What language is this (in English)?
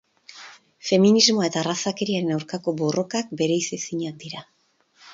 Basque